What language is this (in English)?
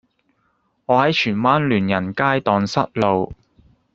Cantonese